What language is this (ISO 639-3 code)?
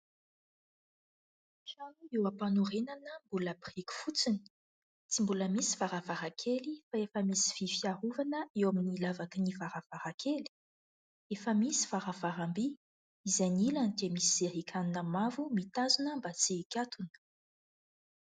mlg